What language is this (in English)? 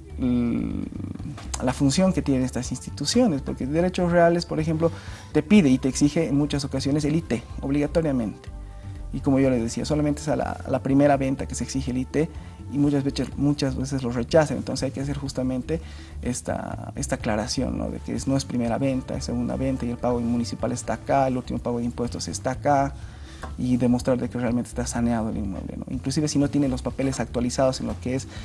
Spanish